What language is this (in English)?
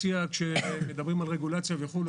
Hebrew